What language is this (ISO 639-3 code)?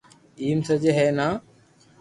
lrk